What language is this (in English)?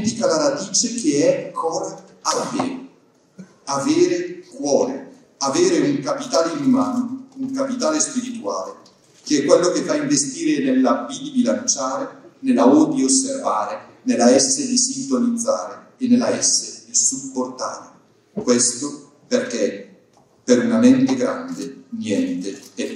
Italian